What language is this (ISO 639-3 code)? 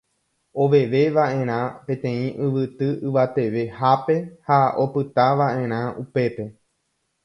grn